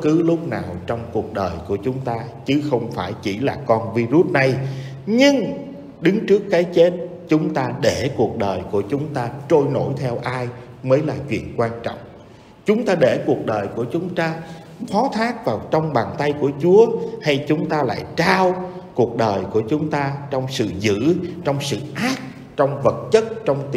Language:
Vietnamese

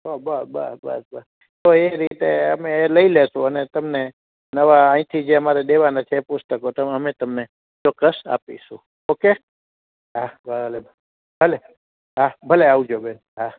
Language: Gujarati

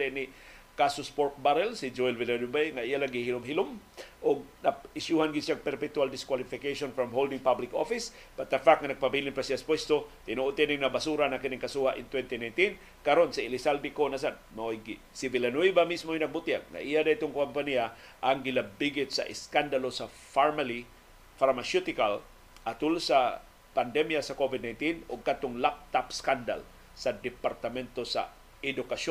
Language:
Filipino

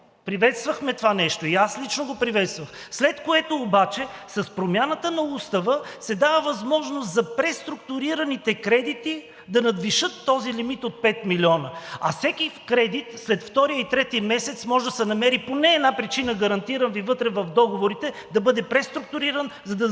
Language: Bulgarian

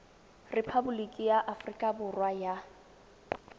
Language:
Tswana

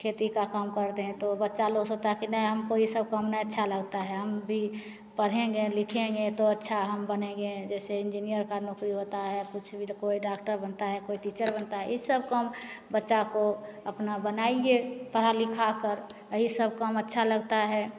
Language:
Hindi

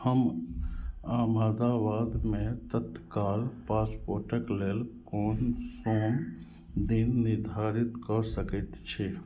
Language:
Maithili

